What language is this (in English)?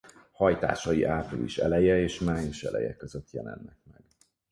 Hungarian